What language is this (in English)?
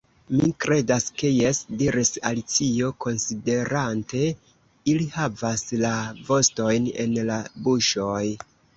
Esperanto